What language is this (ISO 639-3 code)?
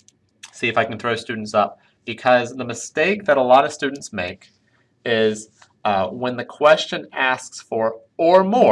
eng